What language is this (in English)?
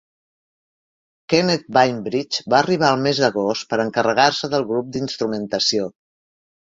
Catalan